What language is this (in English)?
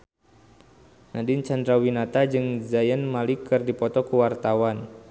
Sundanese